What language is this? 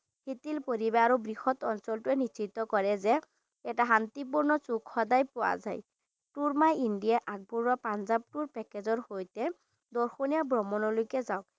Assamese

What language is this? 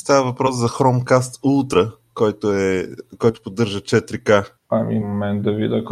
Bulgarian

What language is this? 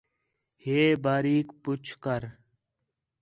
Khetrani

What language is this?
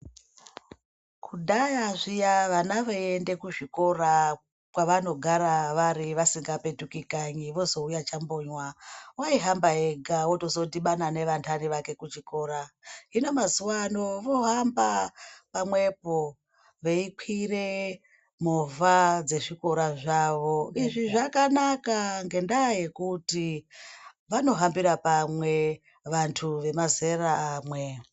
Ndau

